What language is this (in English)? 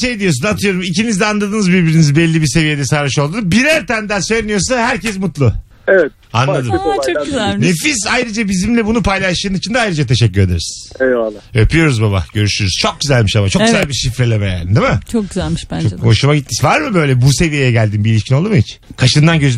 Turkish